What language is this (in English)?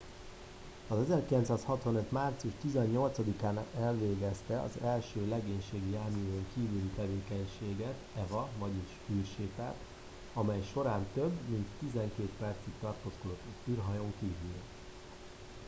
Hungarian